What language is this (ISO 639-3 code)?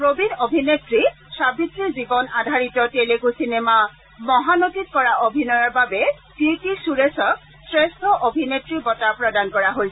asm